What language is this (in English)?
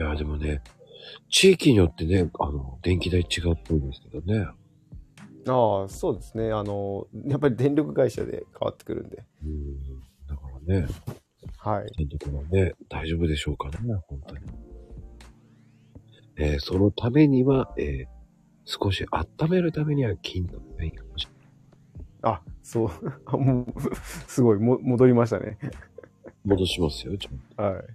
Japanese